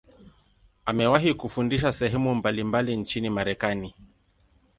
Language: Swahili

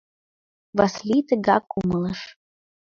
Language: Mari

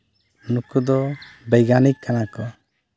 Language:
Santali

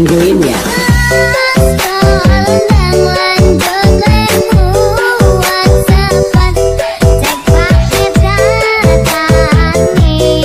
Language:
Indonesian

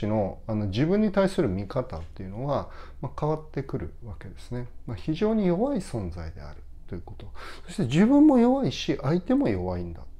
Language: Japanese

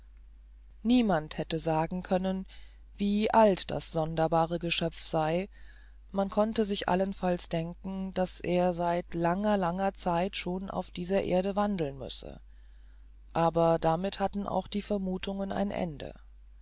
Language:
German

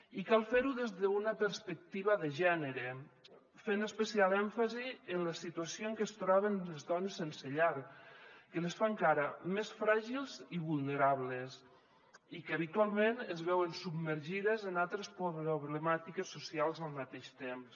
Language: Catalan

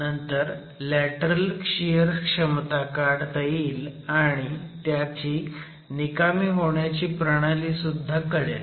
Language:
Marathi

